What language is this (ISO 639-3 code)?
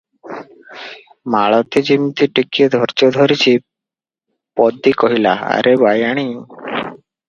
ori